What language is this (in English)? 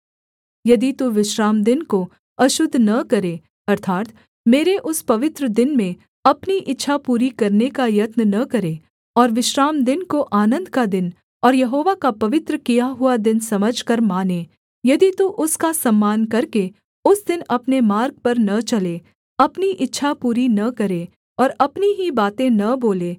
Hindi